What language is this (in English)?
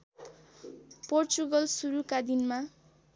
Nepali